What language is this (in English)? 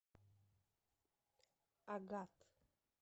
Russian